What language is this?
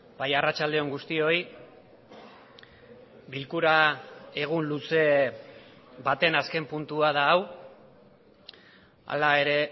Basque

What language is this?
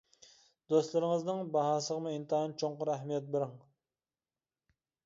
Uyghur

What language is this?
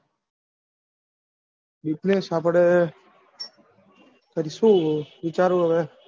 Gujarati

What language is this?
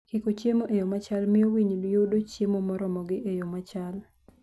Luo (Kenya and Tanzania)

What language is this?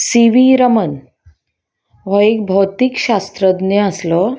Konkani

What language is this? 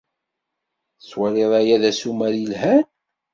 Kabyle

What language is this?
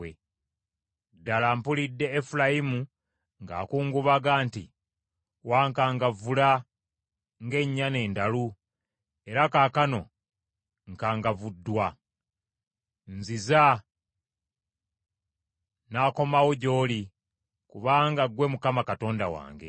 Ganda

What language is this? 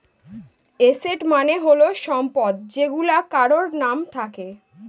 Bangla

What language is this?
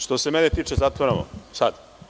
Serbian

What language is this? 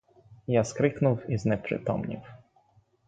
Ukrainian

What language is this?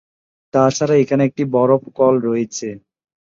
Bangla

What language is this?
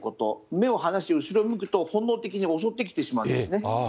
Japanese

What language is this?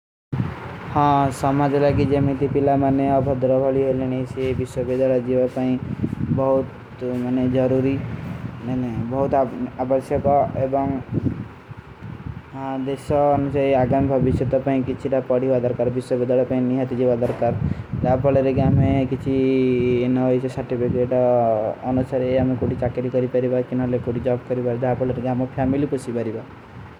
Kui (India)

